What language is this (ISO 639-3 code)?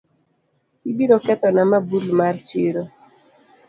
luo